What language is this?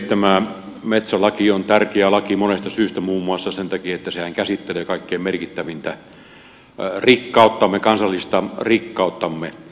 Finnish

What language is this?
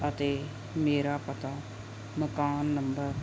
Punjabi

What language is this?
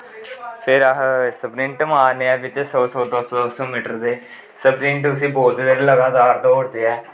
Dogri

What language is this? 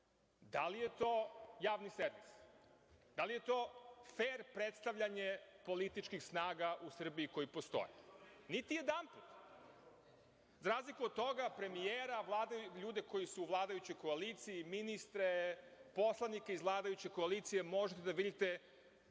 Serbian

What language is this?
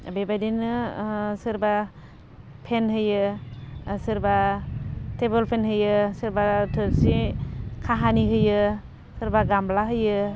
Bodo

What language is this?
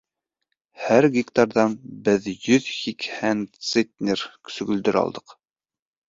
Bashkir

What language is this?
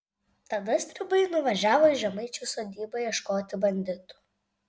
Lithuanian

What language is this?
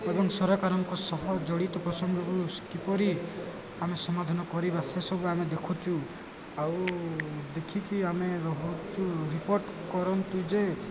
Odia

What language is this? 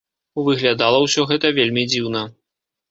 Belarusian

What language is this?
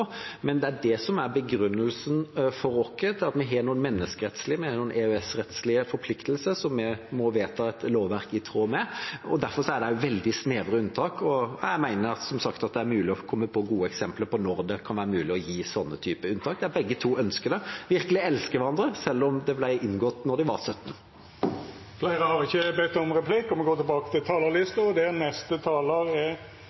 Norwegian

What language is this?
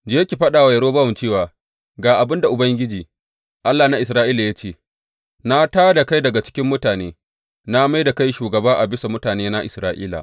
Hausa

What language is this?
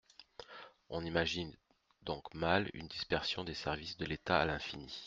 French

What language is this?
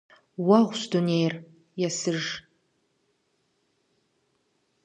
Kabardian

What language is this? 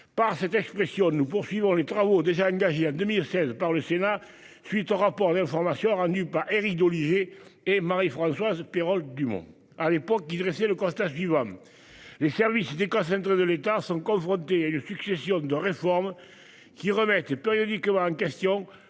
French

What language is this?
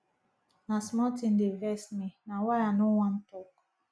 Nigerian Pidgin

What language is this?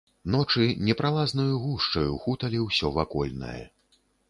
Belarusian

